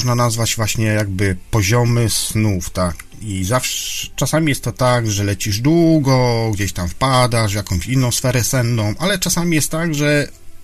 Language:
Polish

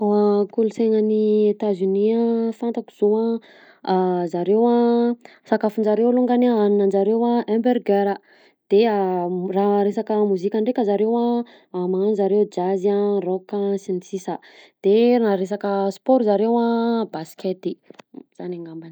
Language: Southern Betsimisaraka Malagasy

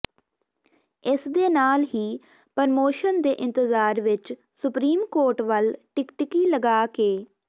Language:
Punjabi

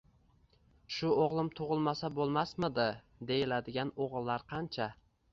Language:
Uzbek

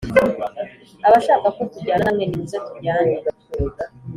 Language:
Kinyarwanda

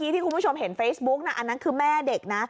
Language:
Thai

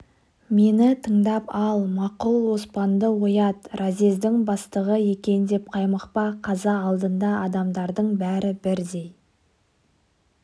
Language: Kazakh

